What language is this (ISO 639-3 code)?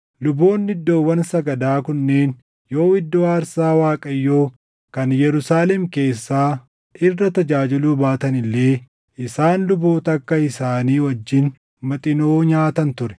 orm